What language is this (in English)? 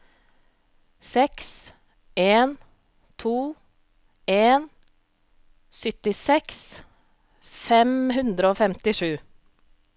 Norwegian